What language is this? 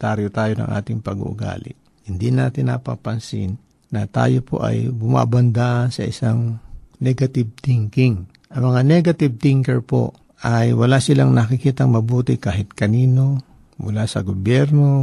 Filipino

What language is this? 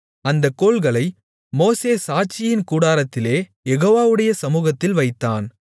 Tamil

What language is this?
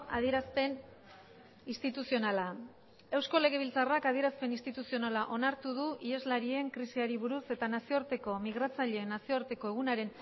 Basque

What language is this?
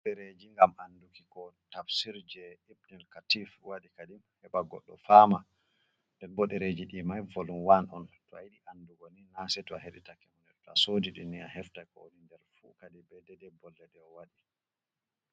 Fula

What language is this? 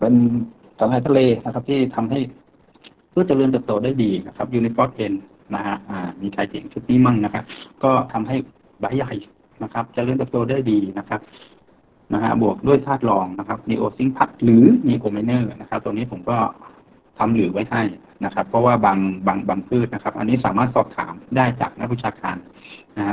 Thai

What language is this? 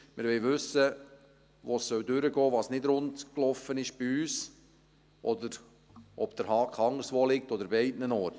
Swiss German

